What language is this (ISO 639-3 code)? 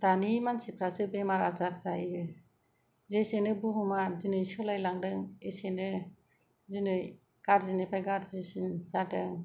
brx